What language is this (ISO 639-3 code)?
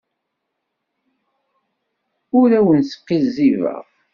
kab